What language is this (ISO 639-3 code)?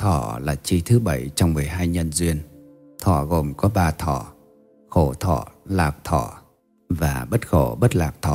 vie